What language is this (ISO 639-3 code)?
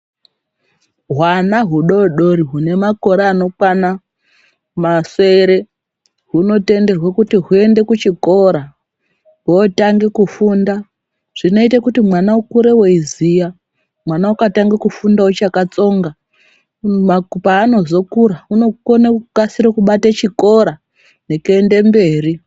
ndc